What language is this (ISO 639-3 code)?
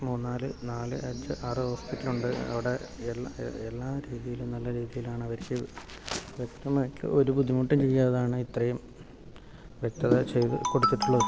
mal